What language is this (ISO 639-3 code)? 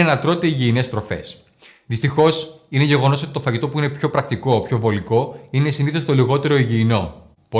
ell